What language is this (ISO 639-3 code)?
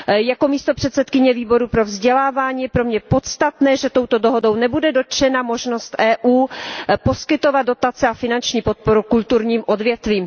ces